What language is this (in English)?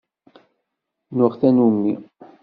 Kabyle